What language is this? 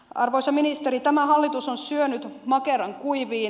Finnish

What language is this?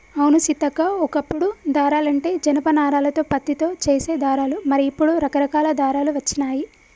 Telugu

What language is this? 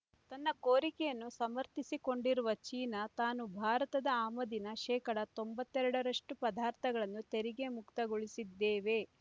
Kannada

